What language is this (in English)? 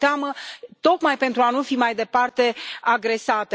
Romanian